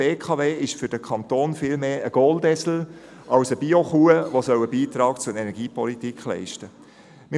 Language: Swiss German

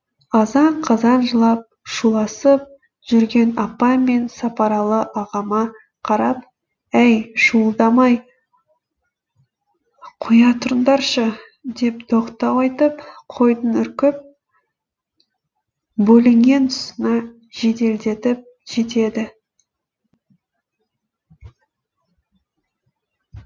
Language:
Kazakh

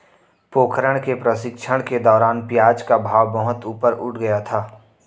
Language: Hindi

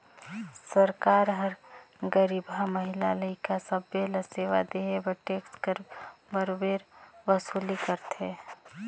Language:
Chhattisgarhi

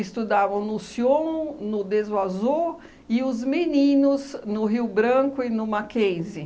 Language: Portuguese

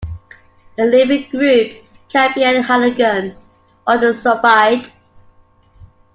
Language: English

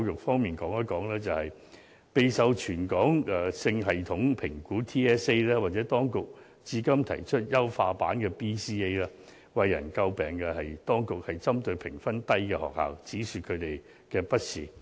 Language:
Cantonese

